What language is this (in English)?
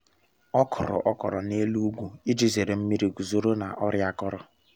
Igbo